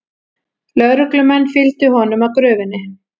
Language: Icelandic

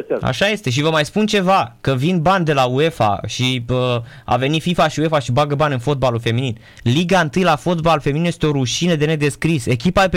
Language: Romanian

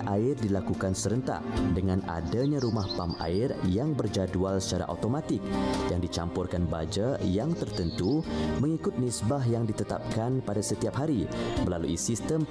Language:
Malay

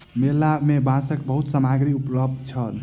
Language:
Maithili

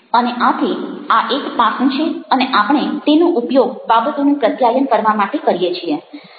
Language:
Gujarati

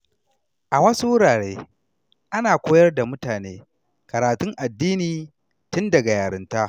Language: Hausa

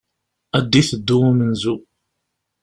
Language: Kabyle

